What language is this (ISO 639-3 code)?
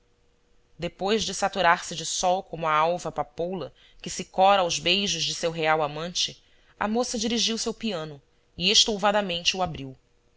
por